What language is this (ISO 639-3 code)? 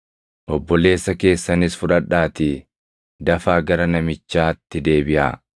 orm